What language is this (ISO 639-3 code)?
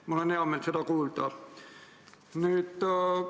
est